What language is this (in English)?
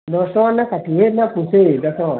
Odia